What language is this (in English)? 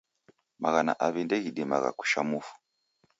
Taita